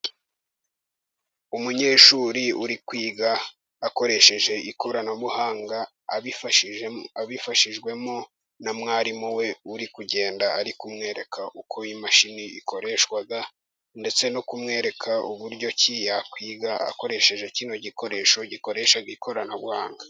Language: Kinyarwanda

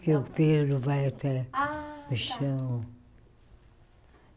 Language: Portuguese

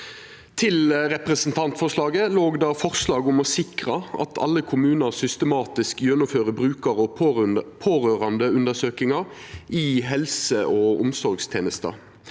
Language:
Norwegian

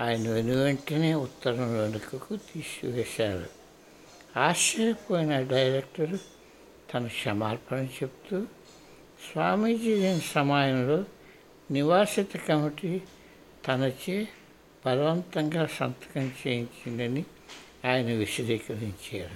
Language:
Telugu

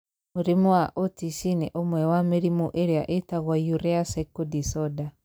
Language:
Kikuyu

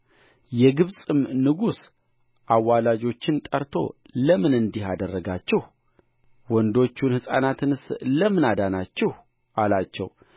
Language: Amharic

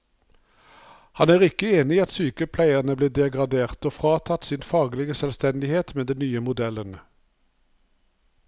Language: Norwegian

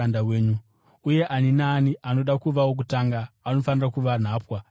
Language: Shona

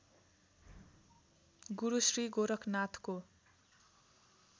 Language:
Nepali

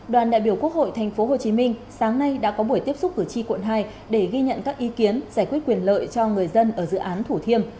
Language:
Vietnamese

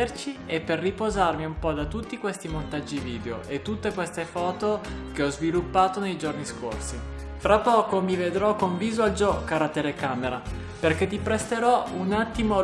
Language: Italian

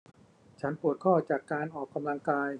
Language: Thai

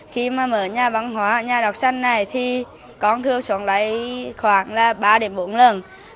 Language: Vietnamese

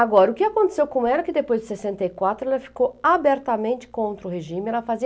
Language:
Portuguese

